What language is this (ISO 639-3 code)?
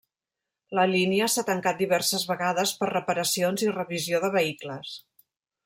cat